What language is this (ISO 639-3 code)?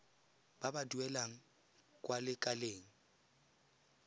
tsn